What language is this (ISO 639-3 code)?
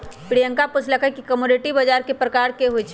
mag